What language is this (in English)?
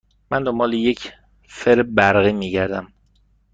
Persian